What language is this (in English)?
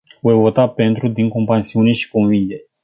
Romanian